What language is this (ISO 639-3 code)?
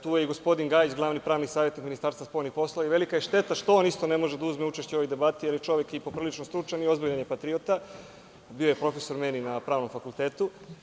srp